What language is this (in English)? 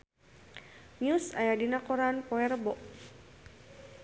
Sundanese